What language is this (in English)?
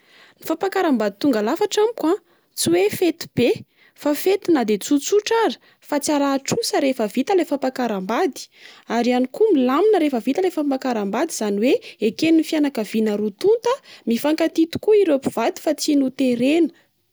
Malagasy